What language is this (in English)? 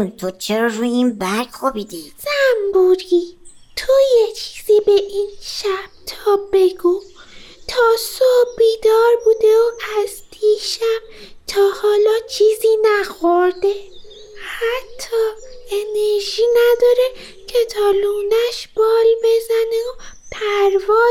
Persian